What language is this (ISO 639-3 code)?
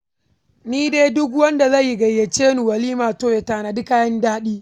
hau